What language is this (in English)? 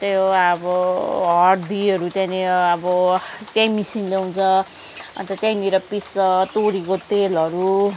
Nepali